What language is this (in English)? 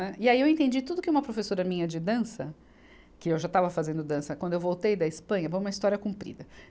Portuguese